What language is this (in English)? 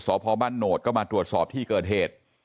Thai